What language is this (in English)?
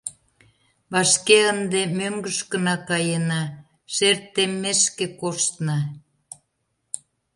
Mari